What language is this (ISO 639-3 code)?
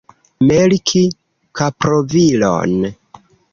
epo